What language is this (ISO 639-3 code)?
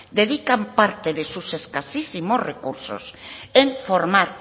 spa